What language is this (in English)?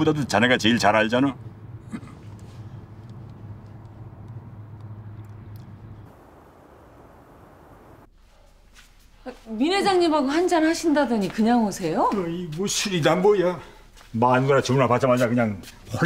Korean